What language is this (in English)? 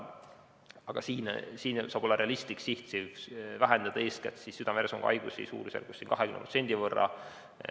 Estonian